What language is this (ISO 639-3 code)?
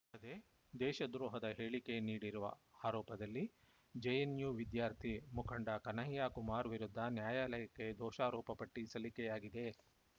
kan